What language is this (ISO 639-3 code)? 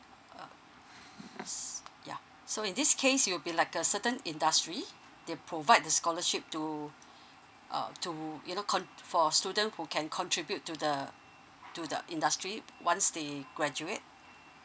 eng